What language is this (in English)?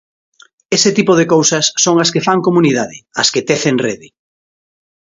Galician